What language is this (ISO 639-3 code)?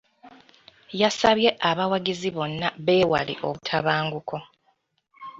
lug